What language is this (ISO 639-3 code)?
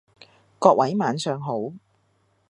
yue